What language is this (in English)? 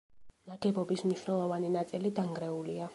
Georgian